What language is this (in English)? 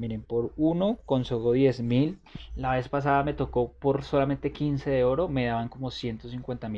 Spanish